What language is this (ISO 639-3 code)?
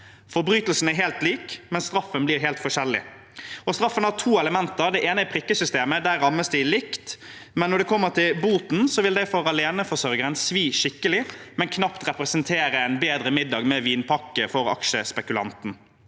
nor